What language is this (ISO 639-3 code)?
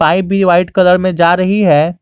hin